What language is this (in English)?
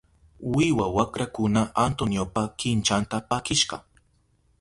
Southern Pastaza Quechua